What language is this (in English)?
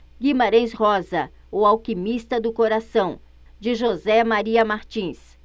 Portuguese